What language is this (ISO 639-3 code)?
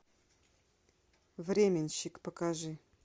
rus